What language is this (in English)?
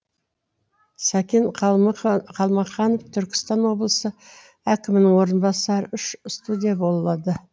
Kazakh